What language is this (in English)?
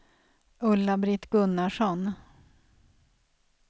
Swedish